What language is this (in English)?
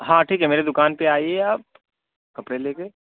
Urdu